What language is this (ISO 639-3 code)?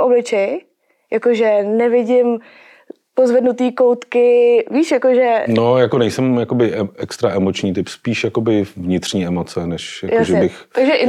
ces